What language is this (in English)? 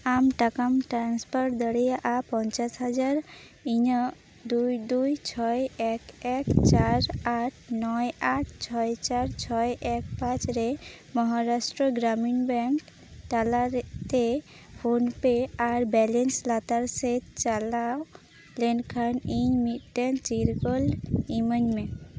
Santali